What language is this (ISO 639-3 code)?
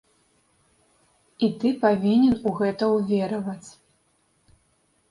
bel